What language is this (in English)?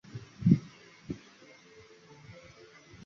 Chinese